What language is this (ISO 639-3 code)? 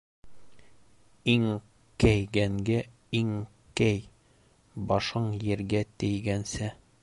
bak